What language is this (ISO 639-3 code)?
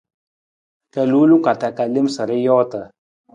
nmz